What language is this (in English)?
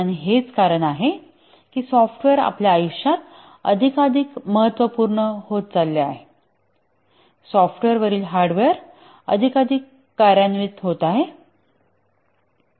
Marathi